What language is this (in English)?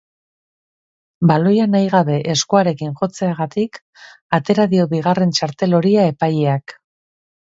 Basque